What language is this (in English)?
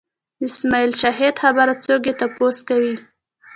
Pashto